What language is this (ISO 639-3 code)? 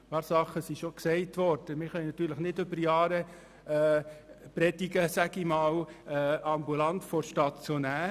gsw